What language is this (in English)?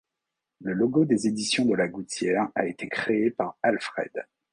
French